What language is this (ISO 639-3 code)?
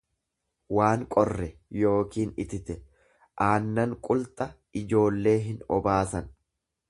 orm